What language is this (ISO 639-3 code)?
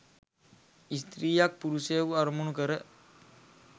sin